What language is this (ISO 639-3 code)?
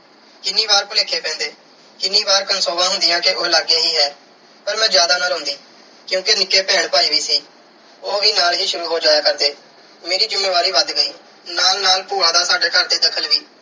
pan